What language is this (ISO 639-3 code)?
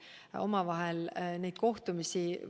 est